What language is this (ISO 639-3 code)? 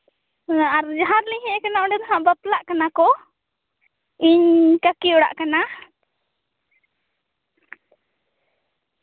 sat